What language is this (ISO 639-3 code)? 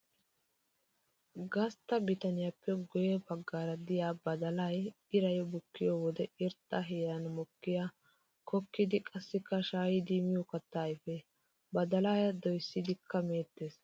wal